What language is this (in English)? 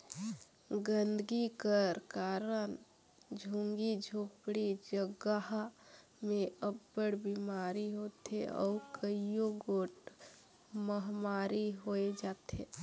Chhattisgarhi